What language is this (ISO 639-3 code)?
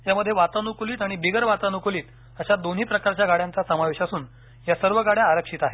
mar